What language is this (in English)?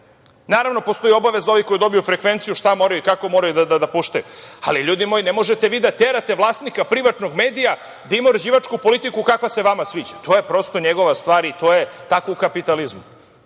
Serbian